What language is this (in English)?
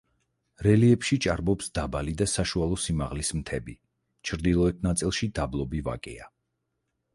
Georgian